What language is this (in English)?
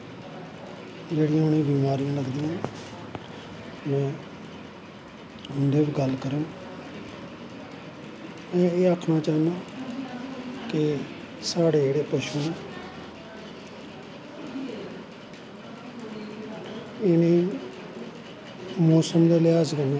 Dogri